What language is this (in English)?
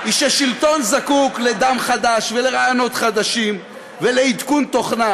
Hebrew